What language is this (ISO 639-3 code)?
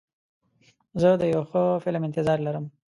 pus